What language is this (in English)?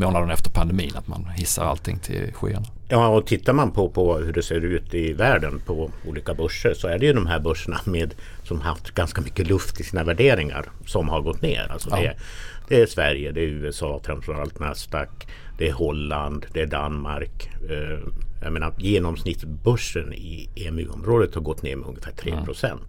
Swedish